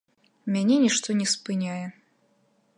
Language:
Belarusian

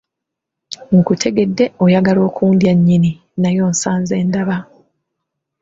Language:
Ganda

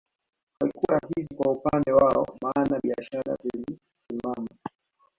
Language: Swahili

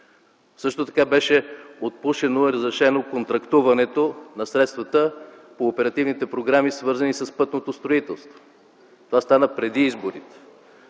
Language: Bulgarian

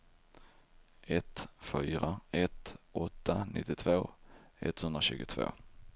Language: Swedish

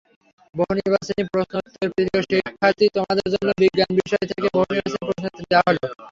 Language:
Bangla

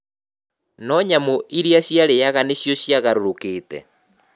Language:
Kikuyu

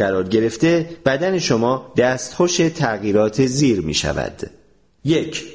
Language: Persian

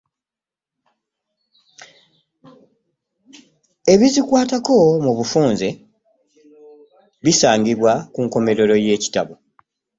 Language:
Ganda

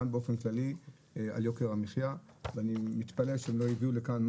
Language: Hebrew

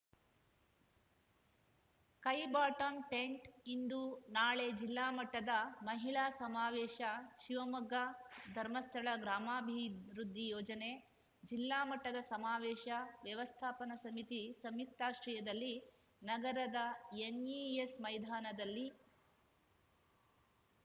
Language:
Kannada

